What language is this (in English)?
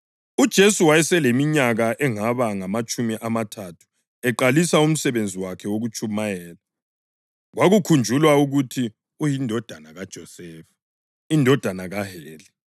North Ndebele